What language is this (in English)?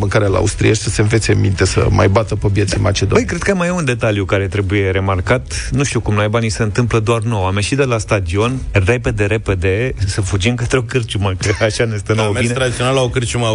Romanian